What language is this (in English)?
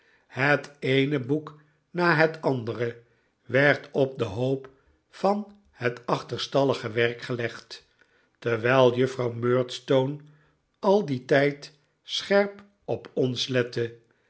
Dutch